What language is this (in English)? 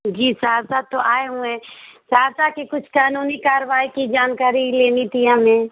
Urdu